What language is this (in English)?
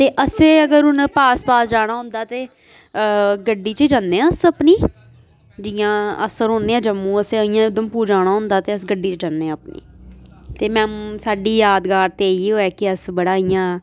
Dogri